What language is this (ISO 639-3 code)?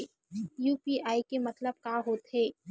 hne